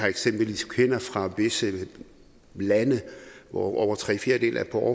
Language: Danish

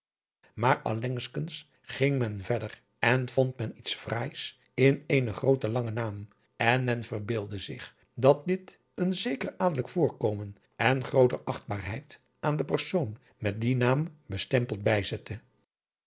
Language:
Dutch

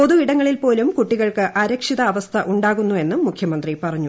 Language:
Malayalam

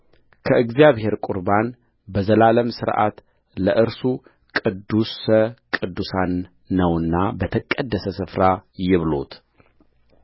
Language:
Amharic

